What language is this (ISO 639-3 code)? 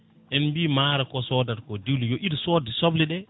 ful